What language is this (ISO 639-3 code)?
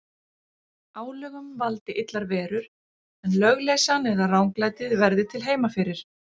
isl